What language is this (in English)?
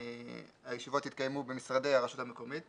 Hebrew